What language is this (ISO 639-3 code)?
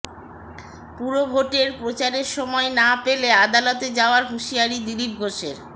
ben